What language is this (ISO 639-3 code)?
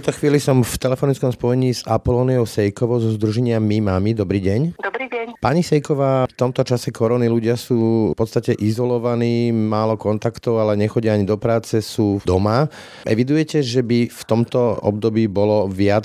slk